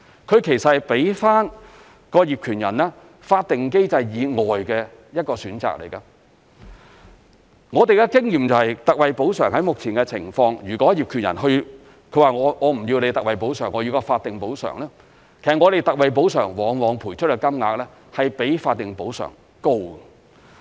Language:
Cantonese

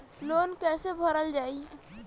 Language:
Bhojpuri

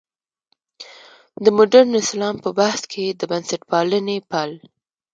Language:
Pashto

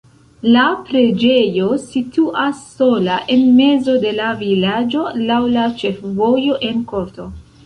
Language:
Esperanto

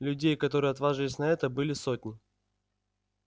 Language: Russian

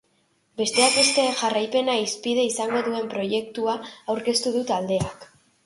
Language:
Basque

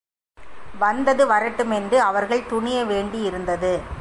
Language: Tamil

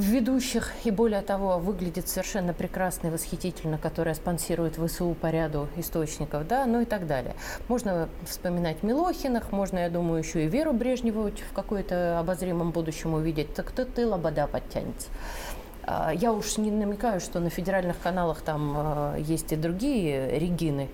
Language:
Russian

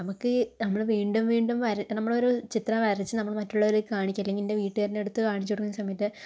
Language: Malayalam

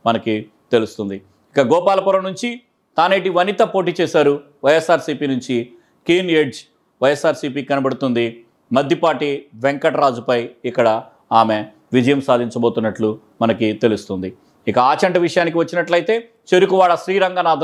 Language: Telugu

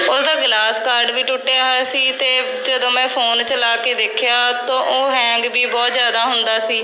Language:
Punjabi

